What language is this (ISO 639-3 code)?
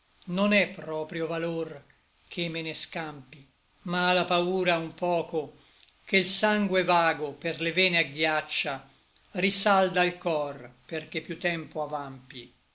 ita